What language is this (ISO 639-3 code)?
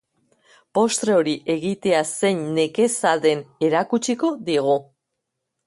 eus